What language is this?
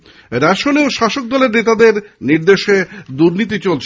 Bangla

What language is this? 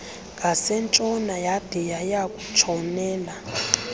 Xhosa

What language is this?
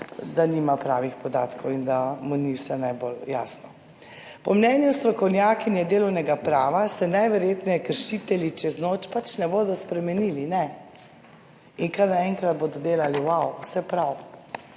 Slovenian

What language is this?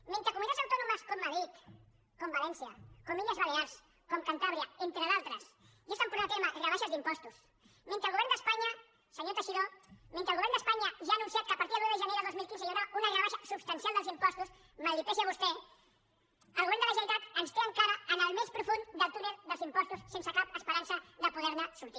Catalan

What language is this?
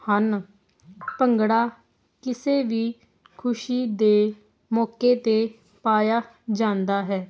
Punjabi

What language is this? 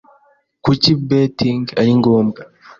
Kinyarwanda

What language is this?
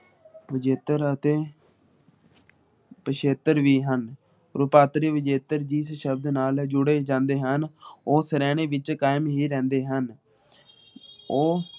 Punjabi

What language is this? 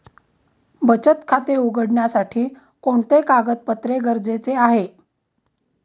Marathi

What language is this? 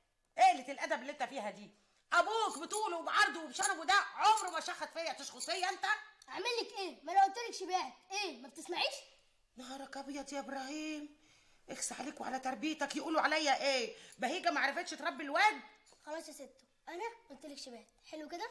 Arabic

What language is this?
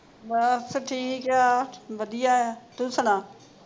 Punjabi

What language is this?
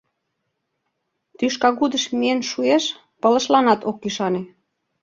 Mari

